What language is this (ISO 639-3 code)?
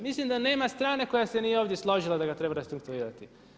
hrv